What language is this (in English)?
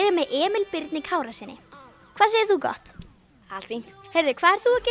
Icelandic